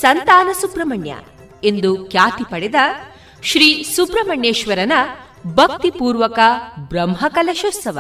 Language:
Kannada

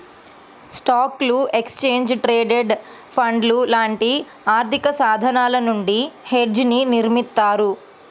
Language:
Telugu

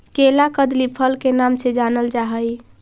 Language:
Magahi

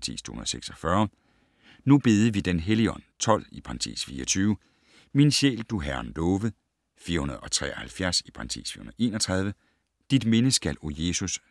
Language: Danish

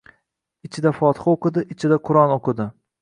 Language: Uzbek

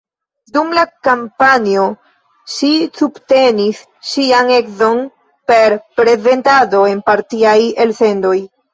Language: Esperanto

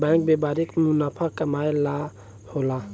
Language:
Bhojpuri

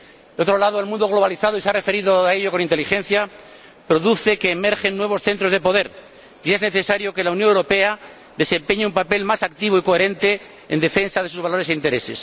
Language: Spanish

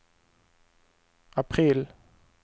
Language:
Swedish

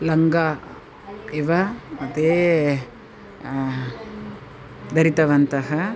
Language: Sanskrit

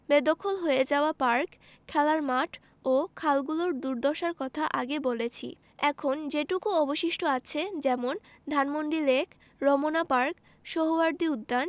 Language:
Bangla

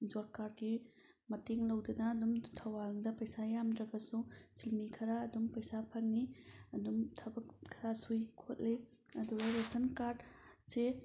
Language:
Manipuri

